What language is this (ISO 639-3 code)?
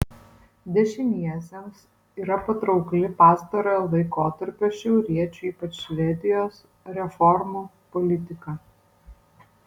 lit